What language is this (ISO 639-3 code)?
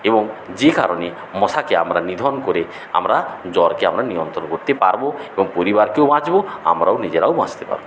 ben